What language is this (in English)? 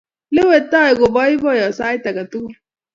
Kalenjin